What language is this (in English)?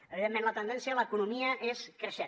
Catalan